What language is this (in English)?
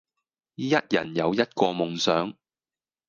Cantonese